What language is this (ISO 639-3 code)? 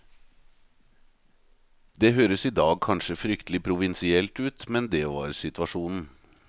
nor